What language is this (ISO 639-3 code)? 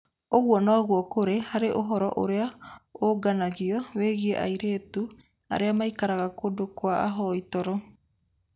kik